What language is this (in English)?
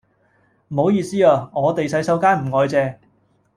Cantonese